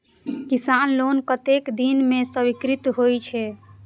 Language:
Maithili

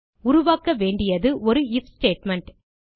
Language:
Tamil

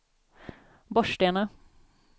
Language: Swedish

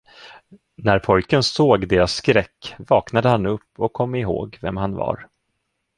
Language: Swedish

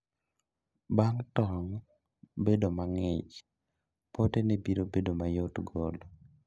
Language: Luo (Kenya and Tanzania)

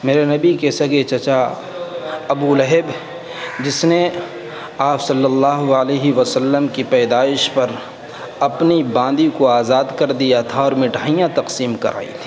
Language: Urdu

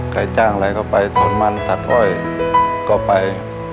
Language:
Thai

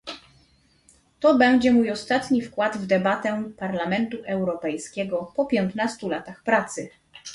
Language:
Polish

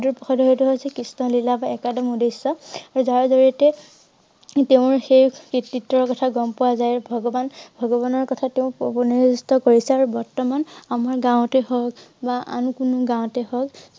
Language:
Assamese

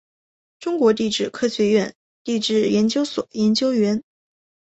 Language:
Chinese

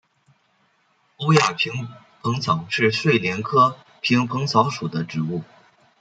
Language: Chinese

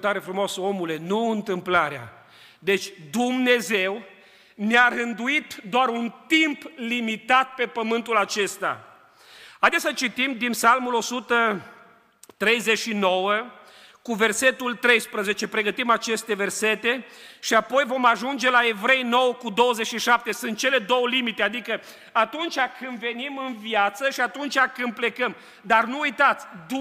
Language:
Romanian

